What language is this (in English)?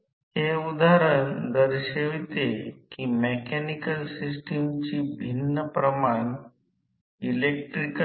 Marathi